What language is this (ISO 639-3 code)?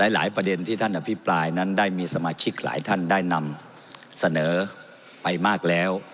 tha